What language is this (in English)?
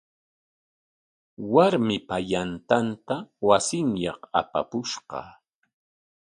Corongo Ancash Quechua